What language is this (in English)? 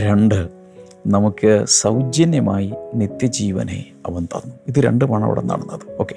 Malayalam